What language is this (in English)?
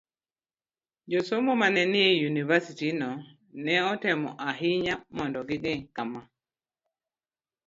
Luo (Kenya and Tanzania)